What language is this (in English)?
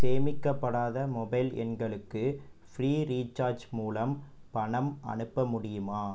Tamil